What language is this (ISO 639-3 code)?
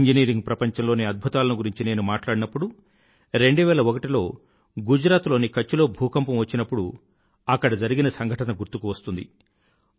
tel